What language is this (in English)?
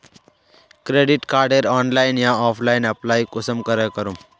Magahi